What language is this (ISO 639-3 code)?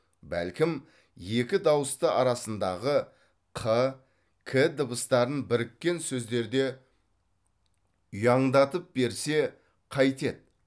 kaz